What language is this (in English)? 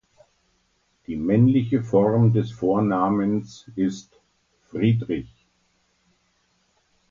German